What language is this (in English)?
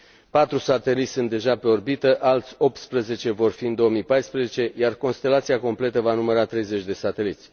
Romanian